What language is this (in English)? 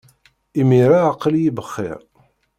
Kabyle